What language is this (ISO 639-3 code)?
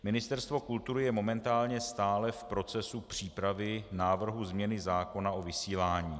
ces